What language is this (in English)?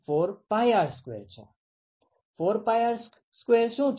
Gujarati